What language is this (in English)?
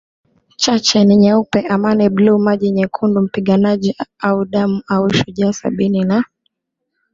Swahili